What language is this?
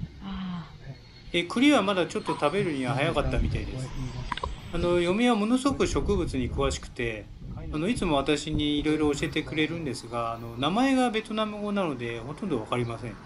Japanese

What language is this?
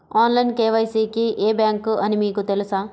Telugu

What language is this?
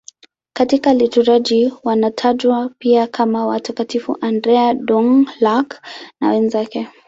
Swahili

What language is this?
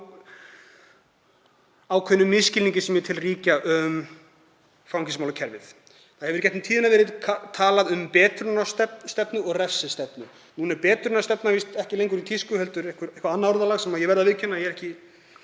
Icelandic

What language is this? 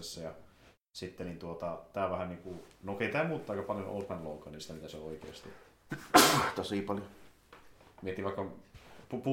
Finnish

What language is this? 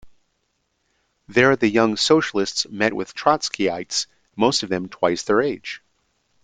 English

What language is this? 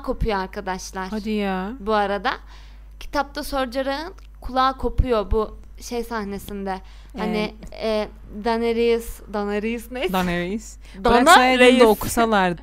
Turkish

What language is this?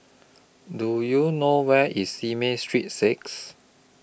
English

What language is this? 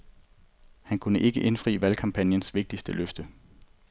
Danish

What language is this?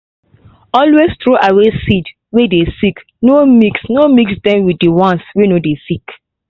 Nigerian Pidgin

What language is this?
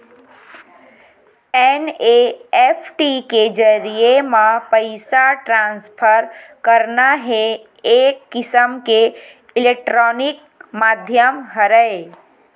Chhattisgarhi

